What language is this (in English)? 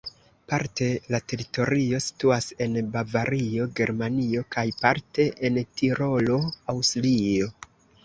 Esperanto